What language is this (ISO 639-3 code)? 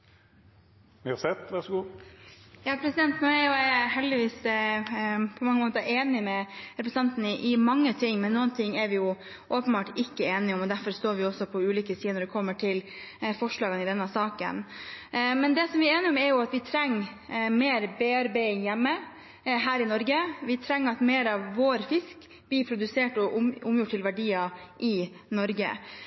nob